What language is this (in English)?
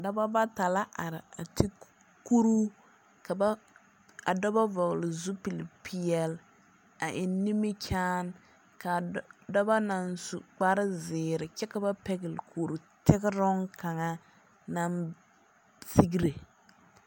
Southern Dagaare